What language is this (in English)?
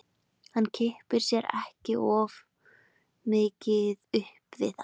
Icelandic